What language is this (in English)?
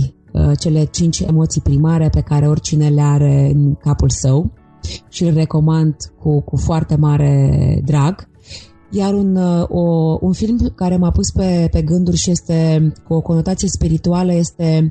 Romanian